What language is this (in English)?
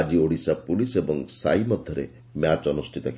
Odia